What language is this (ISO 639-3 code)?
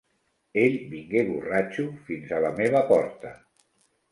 cat